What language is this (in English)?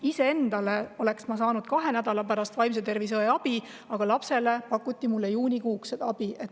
Estonian